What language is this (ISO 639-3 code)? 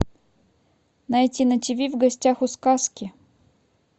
rus